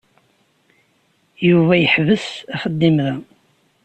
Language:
Kabyle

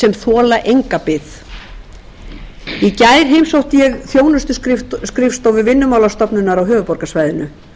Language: Icelandic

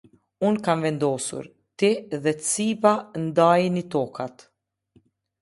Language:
Albanian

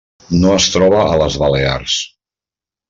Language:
Catalan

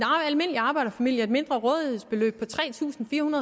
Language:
Danish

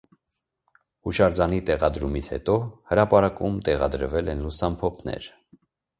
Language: Armenian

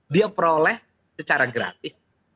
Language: Indonesian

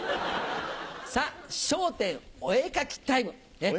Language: Japanese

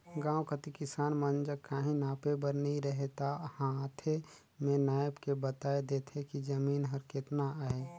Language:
Chhattisgarhi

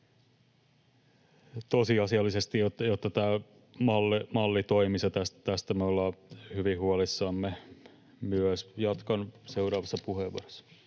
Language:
Finnish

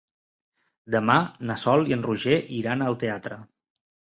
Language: Catalan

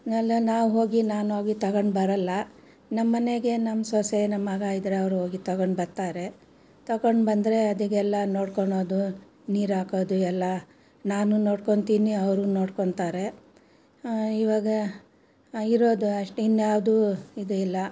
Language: Kannada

